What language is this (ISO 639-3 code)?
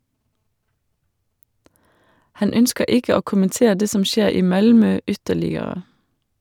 nor